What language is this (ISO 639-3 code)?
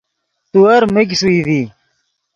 ydg